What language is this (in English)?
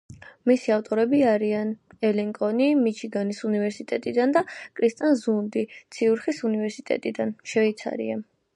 Georgian